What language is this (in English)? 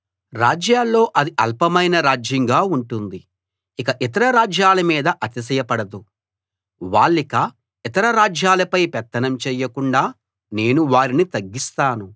Telugu